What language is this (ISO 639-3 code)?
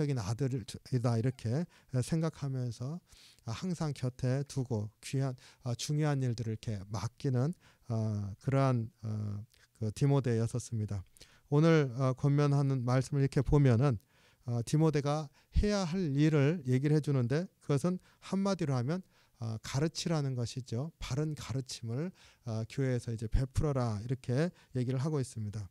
kor